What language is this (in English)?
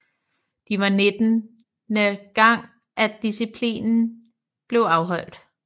Danish